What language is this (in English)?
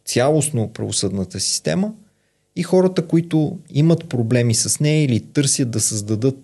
Bulgarian